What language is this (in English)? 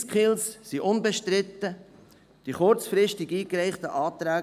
Swiss German